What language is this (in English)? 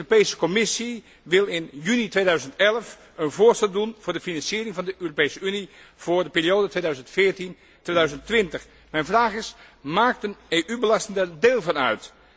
Dutch